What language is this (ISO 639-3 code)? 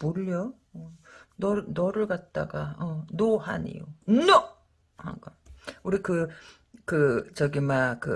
kor